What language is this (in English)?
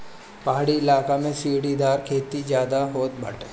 Bhojpuri